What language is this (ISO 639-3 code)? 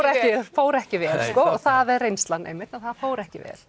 isl